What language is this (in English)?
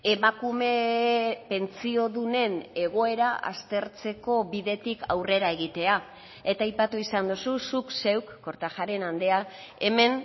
Basque